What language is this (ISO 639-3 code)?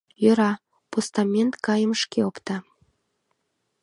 chm